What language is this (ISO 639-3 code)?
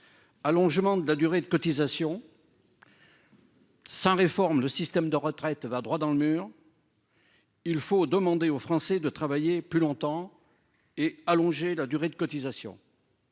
fra